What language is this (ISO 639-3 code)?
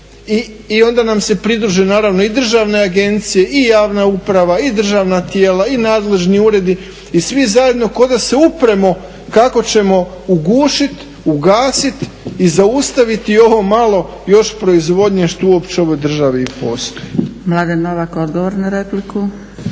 hrv